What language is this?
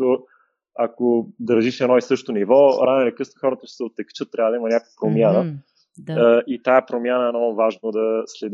Bulgarian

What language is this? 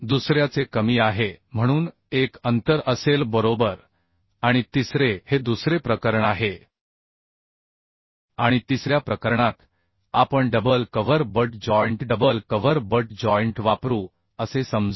Marathi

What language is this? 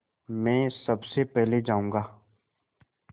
Hindi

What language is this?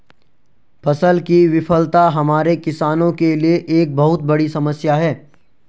Hindi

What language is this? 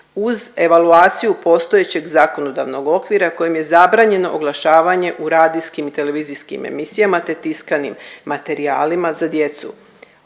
Croatian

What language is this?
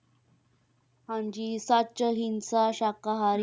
Punjabi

